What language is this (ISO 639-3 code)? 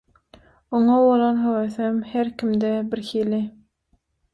tuk